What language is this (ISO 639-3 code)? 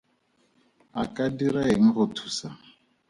tsn